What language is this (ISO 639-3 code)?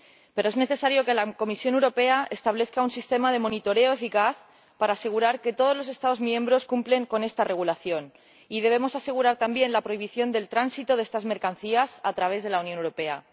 spa